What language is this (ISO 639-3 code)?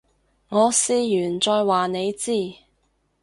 yue